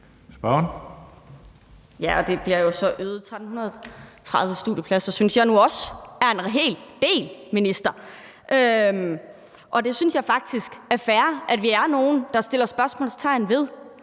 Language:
Danish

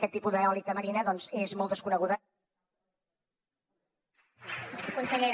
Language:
Catalan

